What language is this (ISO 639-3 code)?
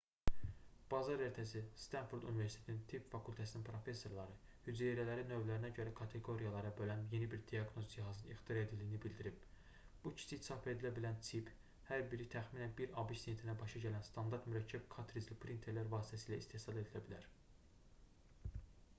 aze